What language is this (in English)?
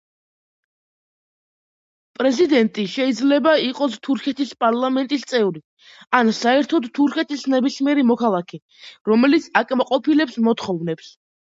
Georgian